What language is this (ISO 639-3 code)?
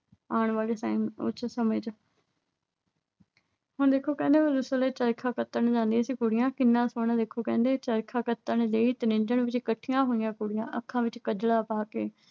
pan